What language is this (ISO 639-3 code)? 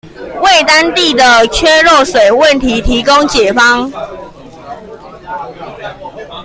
zho